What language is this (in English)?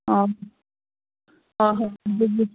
Manipuri